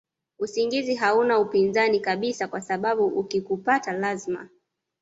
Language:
Swahili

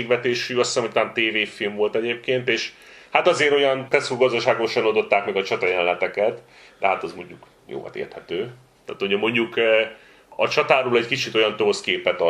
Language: Hungarian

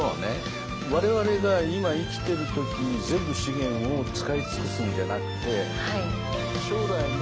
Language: Japanese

